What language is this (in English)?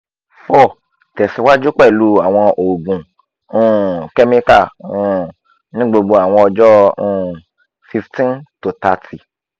Yoruba